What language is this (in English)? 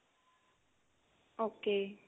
Punjabi